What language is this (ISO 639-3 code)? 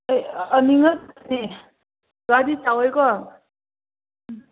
mni